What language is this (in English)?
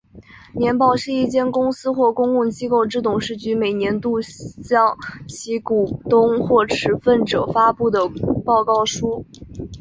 Chinese